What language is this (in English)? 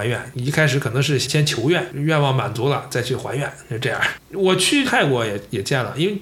Chinese